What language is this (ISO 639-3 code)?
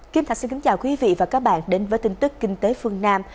vie